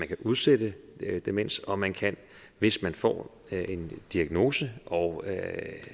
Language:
Danish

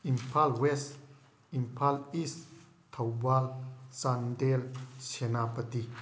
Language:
Manipuri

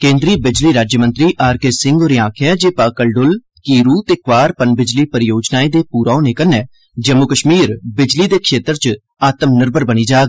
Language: Dogri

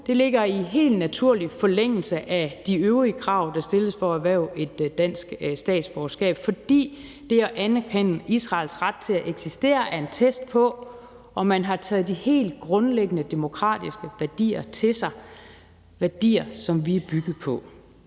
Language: Danish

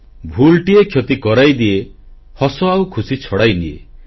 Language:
Odia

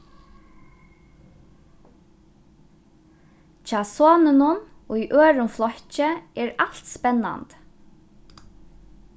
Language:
Faroese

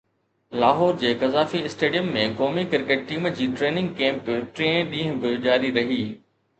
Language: Sindhi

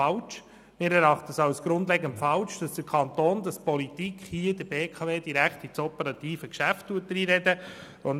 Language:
Swiss German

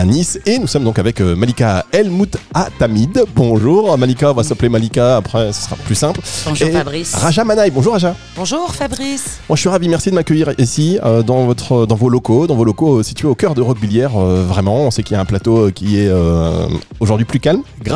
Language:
French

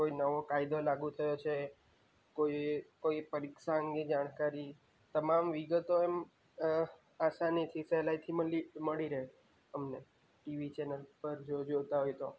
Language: Gujarati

